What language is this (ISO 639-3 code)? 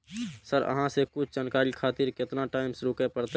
mai